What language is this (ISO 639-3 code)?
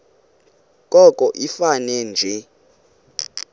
xho